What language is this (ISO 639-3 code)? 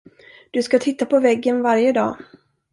swe